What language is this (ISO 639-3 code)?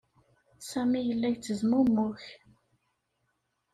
kab